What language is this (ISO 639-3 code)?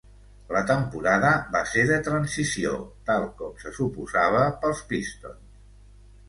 cat